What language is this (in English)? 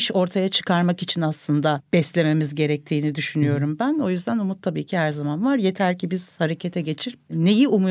Turkish